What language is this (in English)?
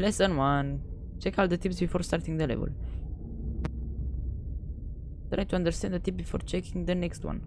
Romanian